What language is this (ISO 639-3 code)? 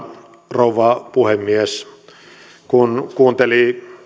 fin